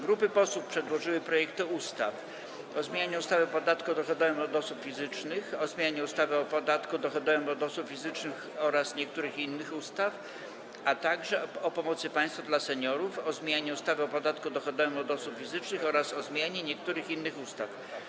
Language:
Polish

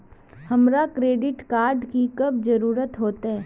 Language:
Magahi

